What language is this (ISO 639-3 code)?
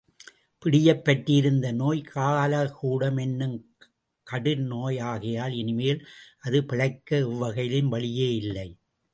tam